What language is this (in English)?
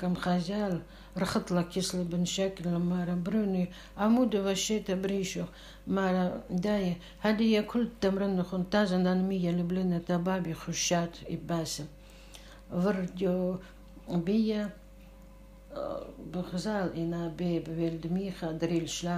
Arabic